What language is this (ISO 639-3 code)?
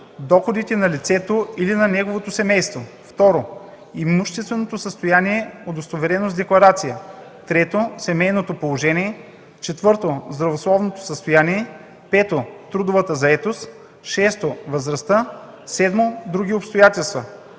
bul